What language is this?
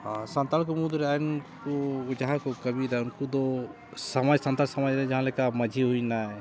Santali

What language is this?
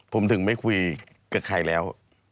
Thai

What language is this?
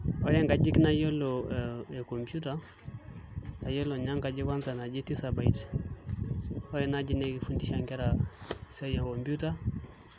Masai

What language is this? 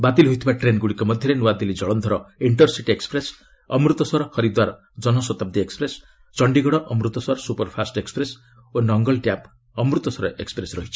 Odia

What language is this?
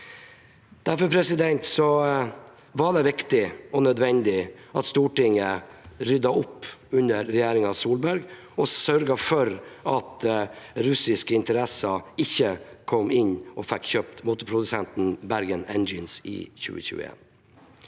Norwegian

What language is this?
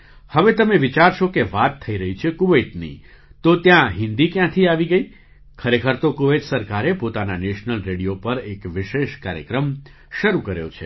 Gujarati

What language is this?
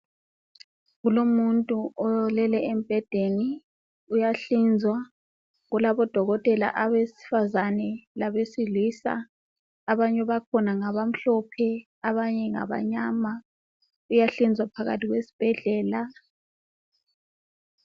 North Ndebele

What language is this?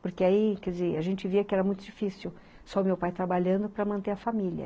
Portuguese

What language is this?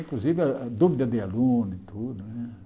Portuguese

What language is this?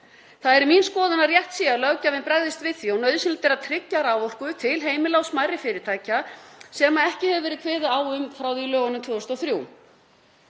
Icelandic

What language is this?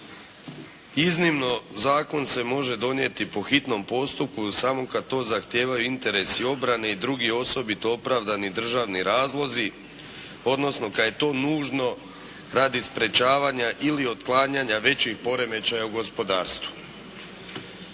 Croatian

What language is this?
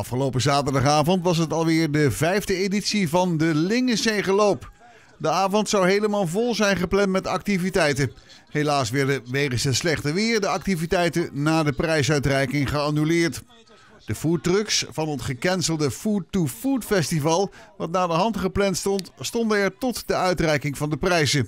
Dutch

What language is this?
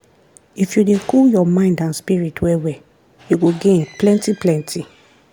Nigerian Pidgin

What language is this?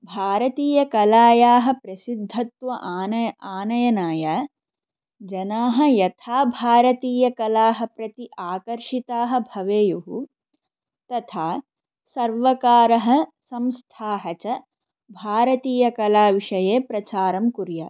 Sanskrit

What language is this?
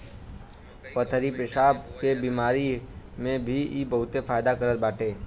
Bhojpuri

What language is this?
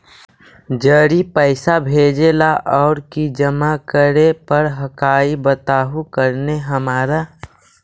Magahi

